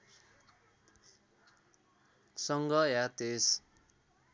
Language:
Nepali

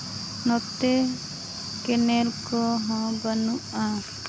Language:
Santali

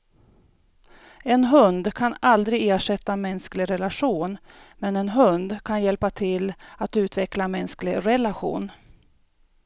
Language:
Swedish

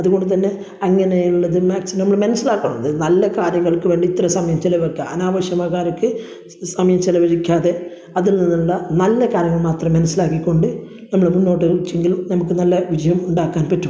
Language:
Malayalam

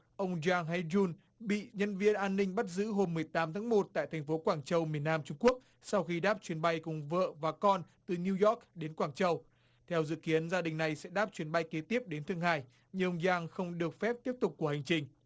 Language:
Vietnamese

